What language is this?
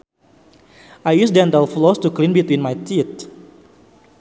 Sundanese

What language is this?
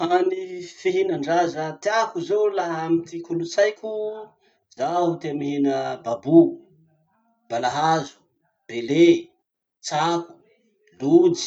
Masikoro Malagasy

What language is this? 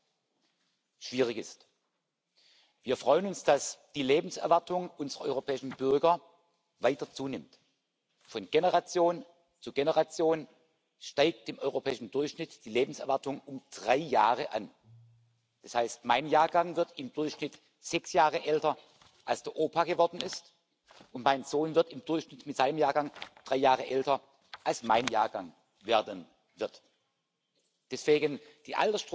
English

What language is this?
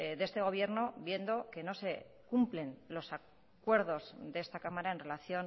Spanish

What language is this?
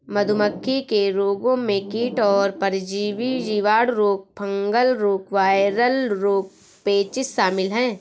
Hindi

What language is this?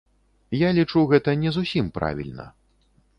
Belarusian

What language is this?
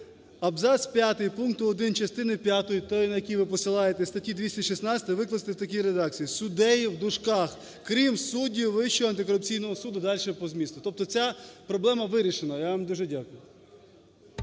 Ukrainian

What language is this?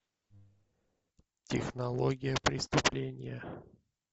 Russian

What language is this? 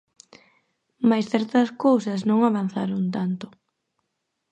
Galician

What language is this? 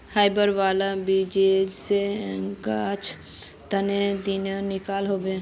Magahi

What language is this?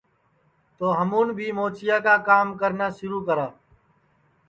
Sansi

